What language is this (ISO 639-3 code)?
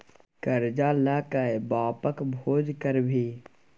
mai